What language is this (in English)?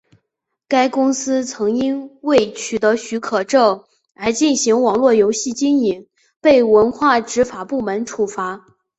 Chinese